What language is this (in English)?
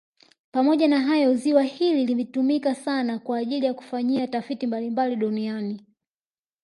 Swahili